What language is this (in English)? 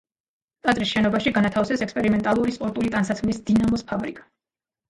Georgian